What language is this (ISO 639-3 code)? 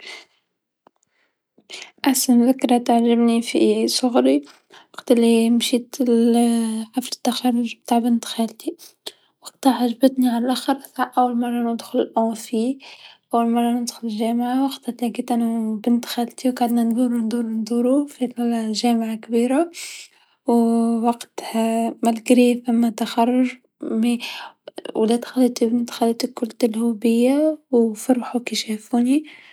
aeb